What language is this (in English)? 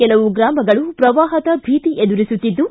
Kannada